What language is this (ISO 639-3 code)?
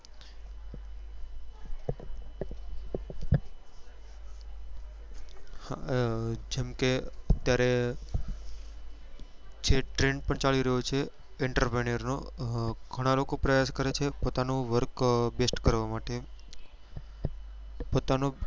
guj